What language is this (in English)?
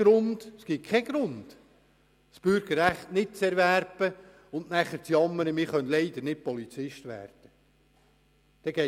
Swiss German